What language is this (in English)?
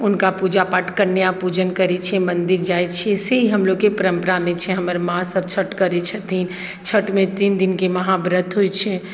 Maithili